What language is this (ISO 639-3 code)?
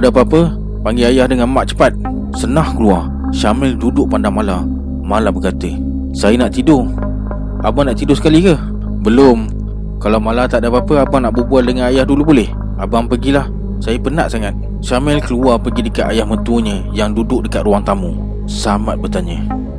msa